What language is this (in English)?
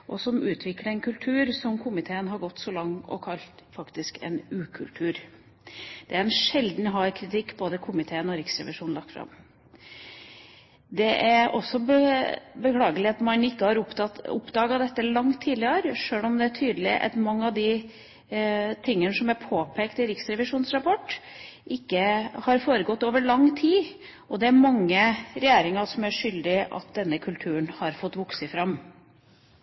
Norwegian Bokmål